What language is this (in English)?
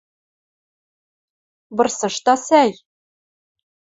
Western Mari